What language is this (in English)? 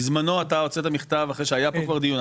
Hebrew